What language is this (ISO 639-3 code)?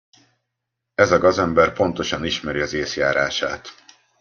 hun